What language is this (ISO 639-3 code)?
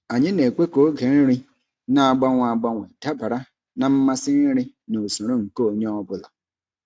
ibo